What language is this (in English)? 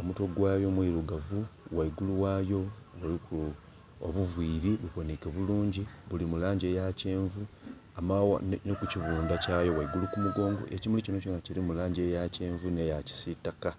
Soga